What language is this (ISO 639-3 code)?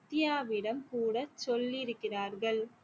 tam